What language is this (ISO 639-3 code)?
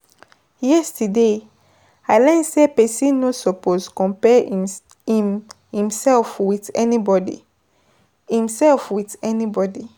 pcm